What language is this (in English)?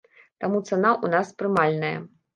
Belarusian